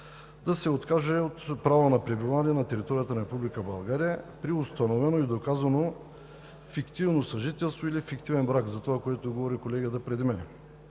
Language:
Bulgarian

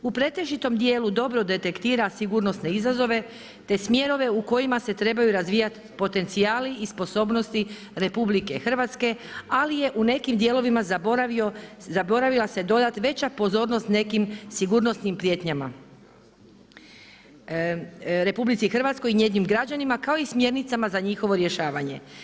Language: Croatian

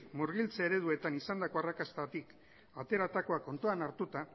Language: Basque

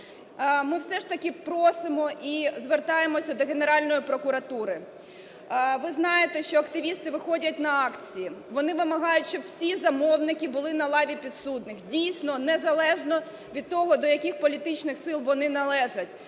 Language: Ukrainian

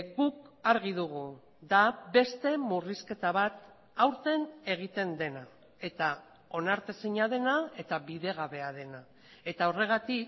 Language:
Basque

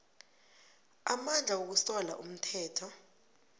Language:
South Ndebele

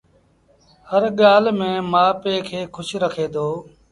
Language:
Sindhi Bhil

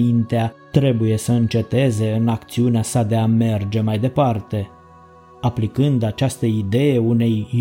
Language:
Romanian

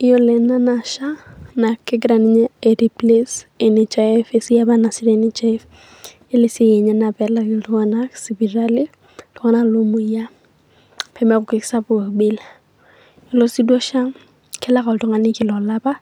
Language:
Masai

